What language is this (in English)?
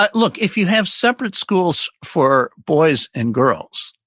English